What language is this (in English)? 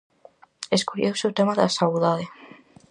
Galician